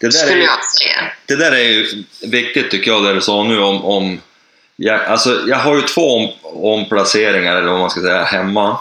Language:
Swedish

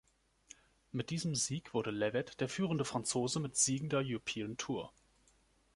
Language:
German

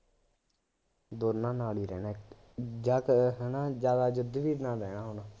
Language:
Punjabi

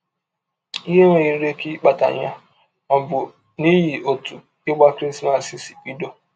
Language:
Igbo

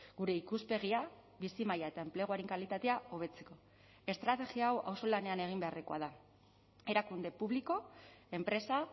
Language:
Basque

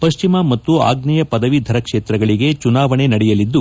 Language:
Kannada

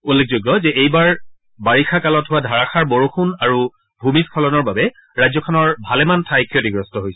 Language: Assamese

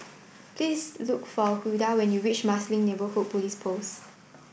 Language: English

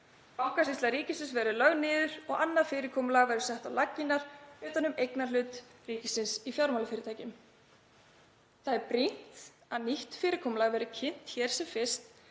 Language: Icelandic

